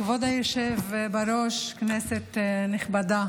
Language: Hebrew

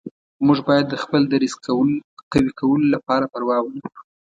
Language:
Pashto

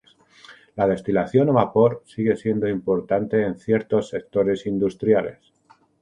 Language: Spanish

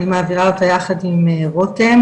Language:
Hebrew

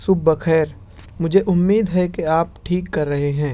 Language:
Urdu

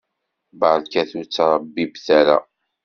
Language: Kabyle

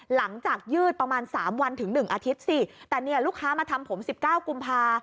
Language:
Thai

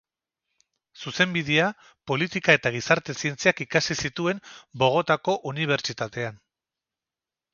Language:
Basque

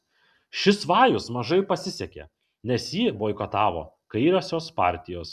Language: Lithuanian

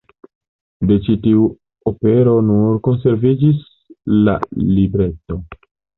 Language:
Esperanto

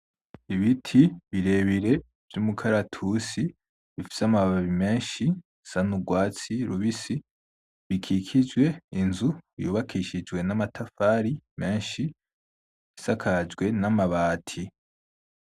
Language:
Rundi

